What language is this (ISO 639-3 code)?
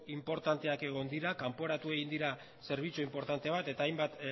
eus